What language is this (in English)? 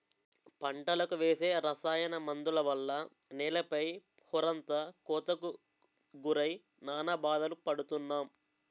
Telugu